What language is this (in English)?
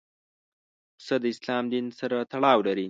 Pashto